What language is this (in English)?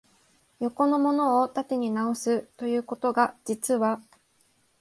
Japanese